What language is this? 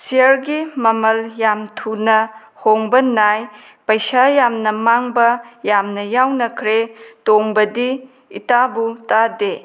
Manipuri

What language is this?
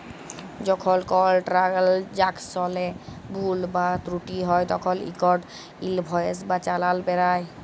Bangla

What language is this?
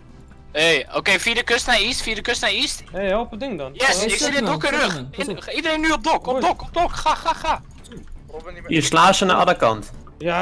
Dutch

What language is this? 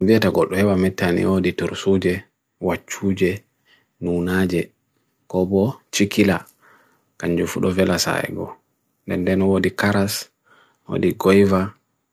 Bagirmi Fulfulde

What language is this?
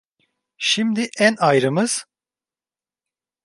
Turkish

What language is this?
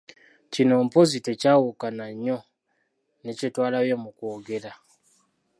Ganda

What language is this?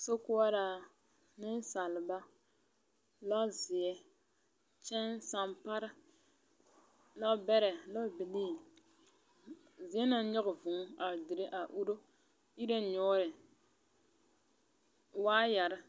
Southern Dagaare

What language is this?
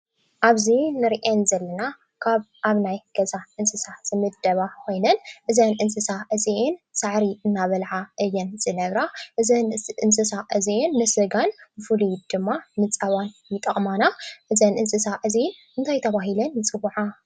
Tigrinya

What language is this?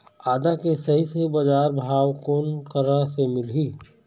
Chhattisgarhi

